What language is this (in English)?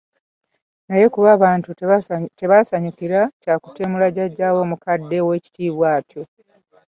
Ganda